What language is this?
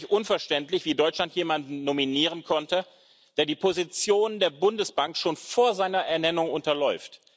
German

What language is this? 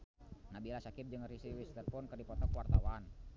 Sundanese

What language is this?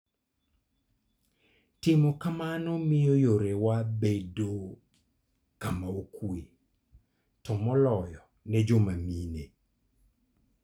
Luo (Kenya and Tanzania)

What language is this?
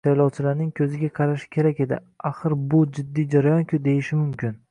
Uzbek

